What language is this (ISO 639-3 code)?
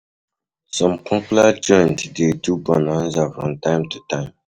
pcm